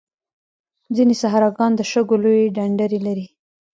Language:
Pashto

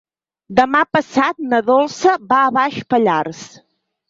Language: Catalan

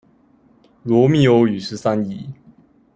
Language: Chinese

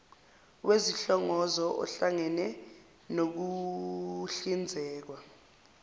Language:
Zulu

